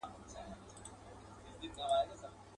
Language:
Pashto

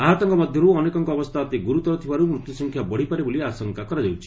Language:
Odia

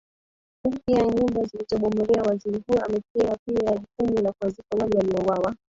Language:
Swahili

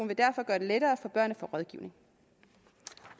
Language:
Danish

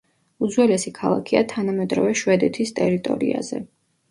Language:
Georgian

